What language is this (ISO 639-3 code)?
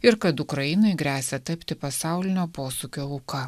lit